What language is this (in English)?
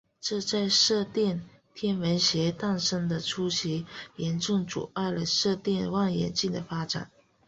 Chinese